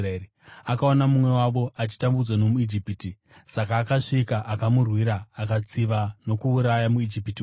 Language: Shona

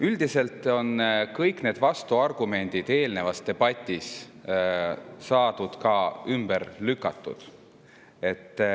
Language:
Estonian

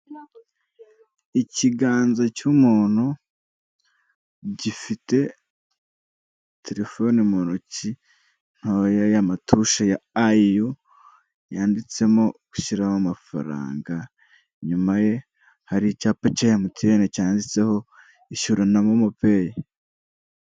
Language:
Kinyarwanda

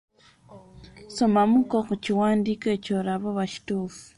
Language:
Ganda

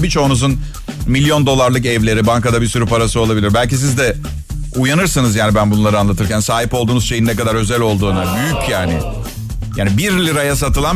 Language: Turkish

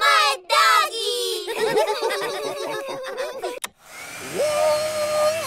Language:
Italian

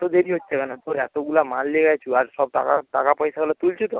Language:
Bangla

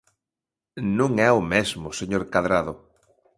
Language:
Galician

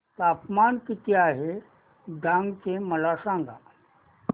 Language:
Marathi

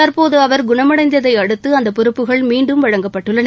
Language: Tamil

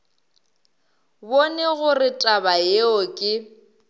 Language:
Northern Sotho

